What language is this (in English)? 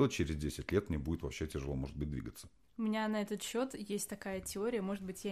Russian